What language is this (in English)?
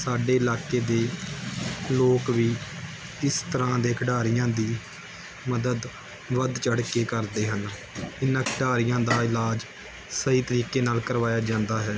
Punjabi